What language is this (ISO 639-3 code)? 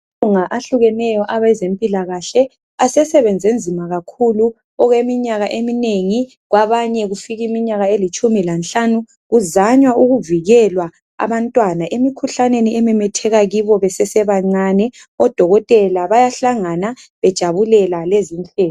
nde